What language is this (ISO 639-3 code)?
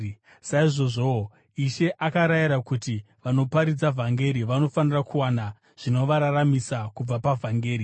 sna